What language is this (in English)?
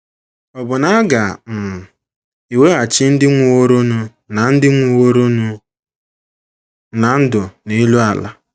Igbo